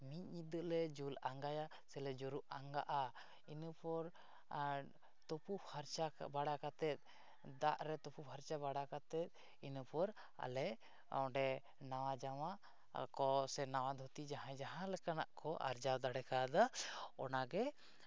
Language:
Santali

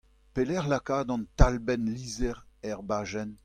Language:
Breton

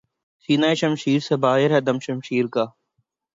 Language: Urdu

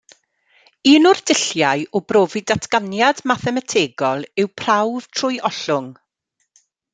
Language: Welsh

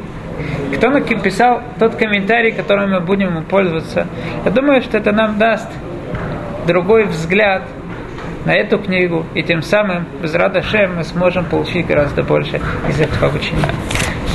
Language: Russian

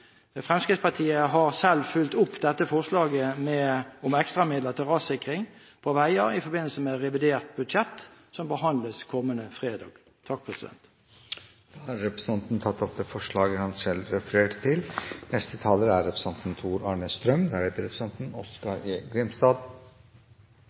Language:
Norwegian Bokmål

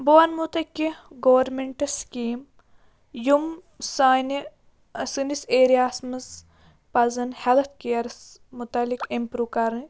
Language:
Kashmiri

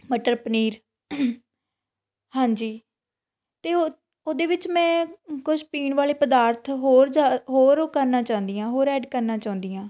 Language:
Punjabi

